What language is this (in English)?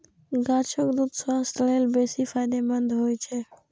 Maithili